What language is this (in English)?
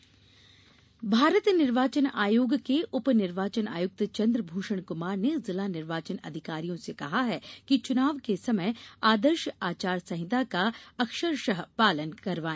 Hindi